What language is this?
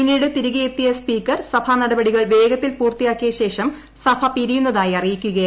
Malayalam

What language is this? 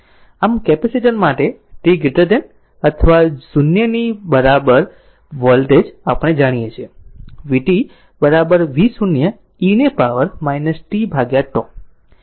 Gujarati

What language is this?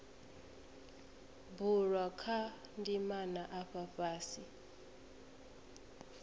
Venda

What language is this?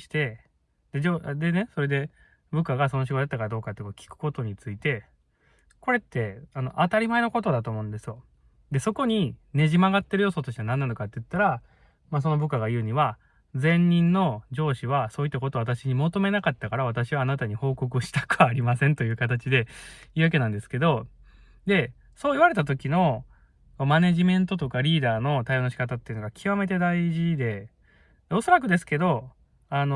Japanese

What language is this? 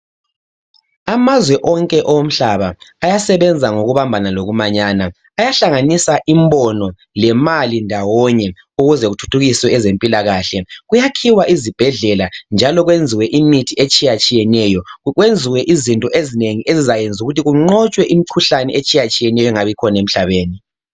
North Ndebele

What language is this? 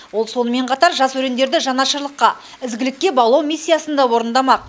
Kazakh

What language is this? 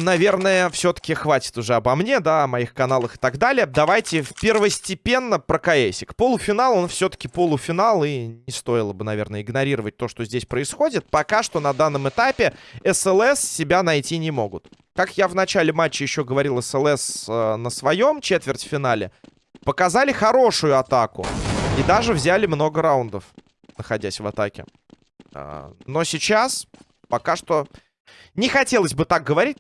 Russian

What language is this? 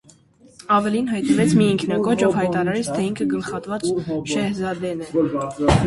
Armenian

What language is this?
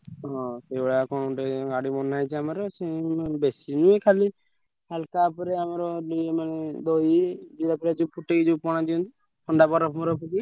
Odia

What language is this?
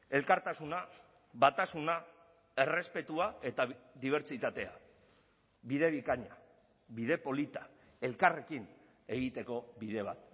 Basque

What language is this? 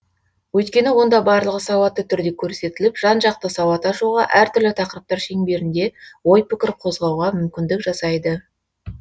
Kazakh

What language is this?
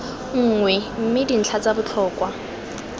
Tswana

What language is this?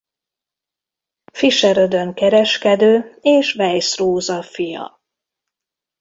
Hungarian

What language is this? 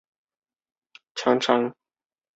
Chinese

